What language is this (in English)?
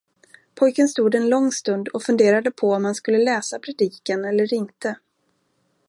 Swedish